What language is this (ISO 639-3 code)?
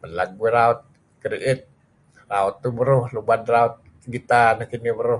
kzi